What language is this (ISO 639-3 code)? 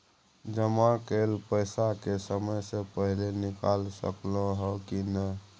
mai